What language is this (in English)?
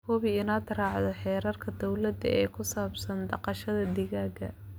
Somali